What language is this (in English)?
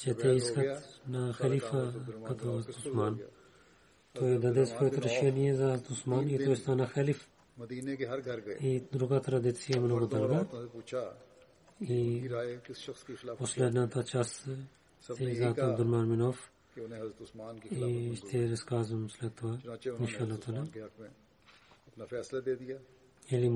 Bulgarian